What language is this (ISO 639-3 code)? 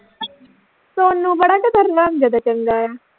pan